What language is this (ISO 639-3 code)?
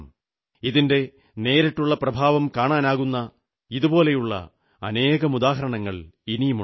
mal